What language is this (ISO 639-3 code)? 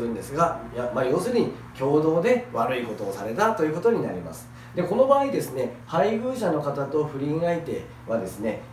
jpn